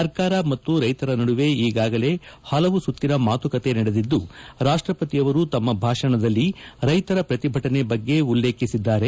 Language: Kannada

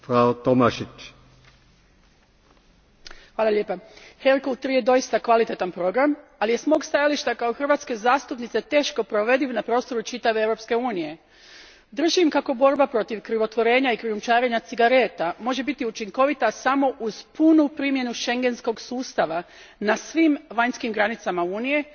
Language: Croatian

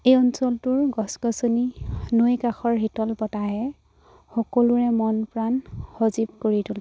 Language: Assamese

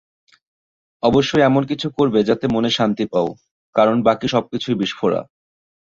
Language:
Bangla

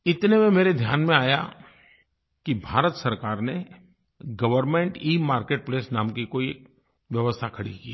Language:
Hindi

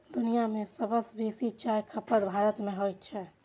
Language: Maithili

